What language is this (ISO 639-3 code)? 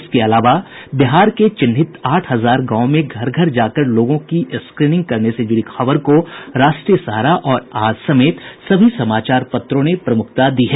hin